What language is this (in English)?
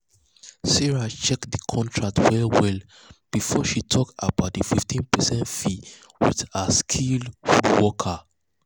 Nigerian Pidgin